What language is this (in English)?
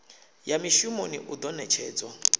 Venda